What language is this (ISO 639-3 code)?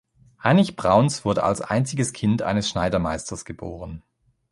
deu